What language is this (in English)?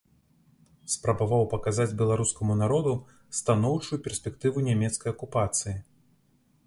Belarusian